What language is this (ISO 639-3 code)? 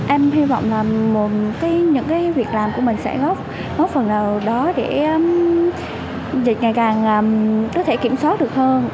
vie